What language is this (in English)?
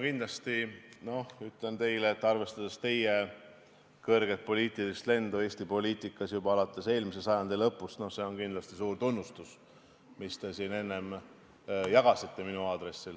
Estonian